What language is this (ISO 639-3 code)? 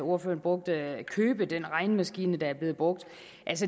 dan